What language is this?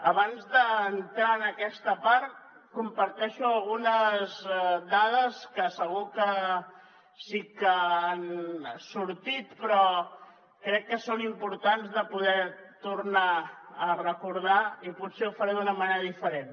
Catalan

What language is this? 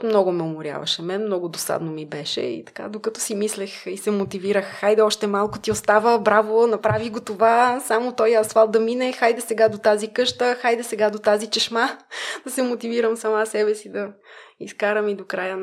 Bulgarian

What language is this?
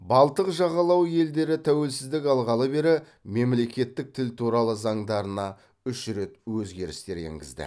Kazakh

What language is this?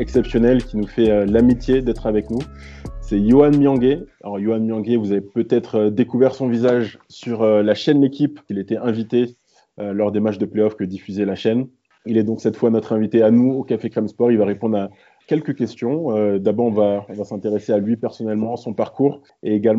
French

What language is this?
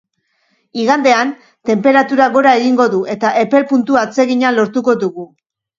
Basque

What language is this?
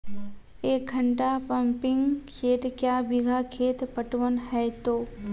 Maithili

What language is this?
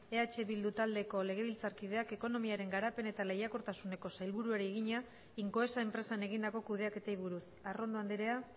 Basque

